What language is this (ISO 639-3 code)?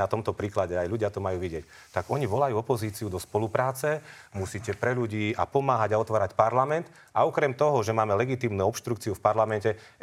slk